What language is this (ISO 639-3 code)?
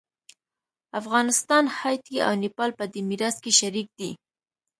pus